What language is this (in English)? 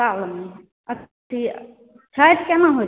Maithili